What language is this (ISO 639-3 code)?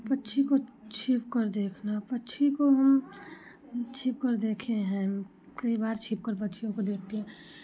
hin